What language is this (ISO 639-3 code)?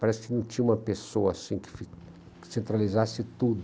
por